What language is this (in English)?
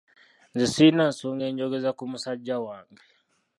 Ganda